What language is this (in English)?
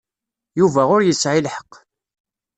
Kabyle